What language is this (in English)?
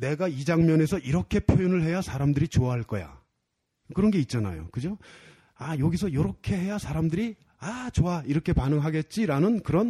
Korean